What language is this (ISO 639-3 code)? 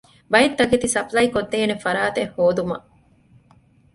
div